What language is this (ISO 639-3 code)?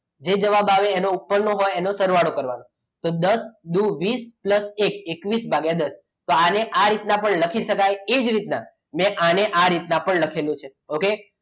guj